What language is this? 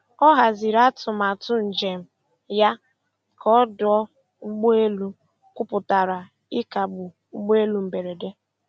Igbo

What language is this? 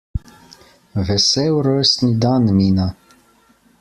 Slovenian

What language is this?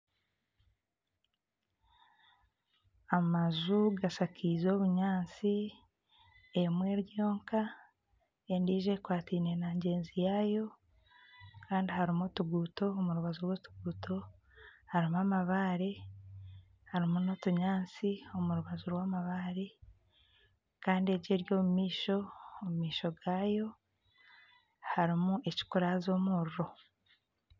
Nyankole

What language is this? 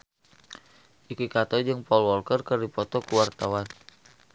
Sundanese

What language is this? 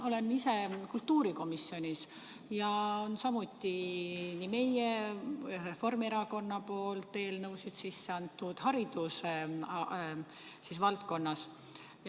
Estonian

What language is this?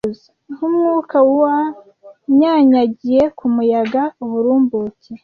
Kinyarwanda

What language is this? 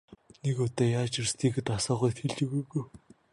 Mongolian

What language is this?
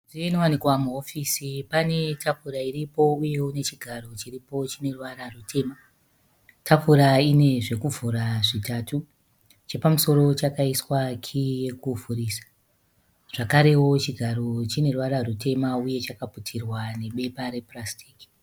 Shona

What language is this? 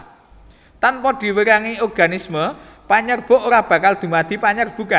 Javanese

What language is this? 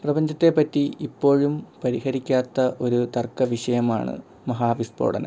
Malayalam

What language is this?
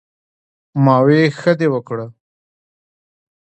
Pashto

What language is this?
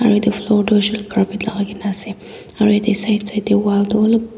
Naga Pidgin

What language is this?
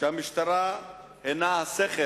Hebrew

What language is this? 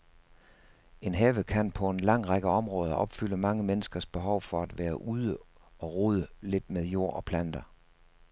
Danish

